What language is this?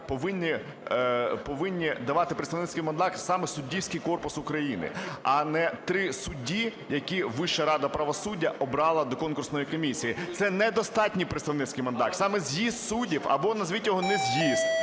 Ukrainian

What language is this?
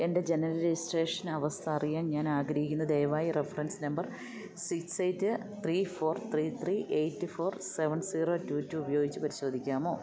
Malayalam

